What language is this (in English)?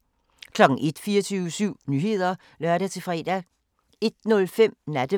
Danish